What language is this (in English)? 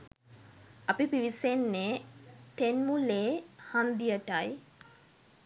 Sinhala